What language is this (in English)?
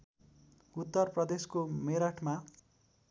Nepali